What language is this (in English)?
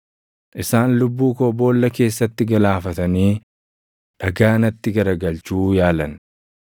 Oromo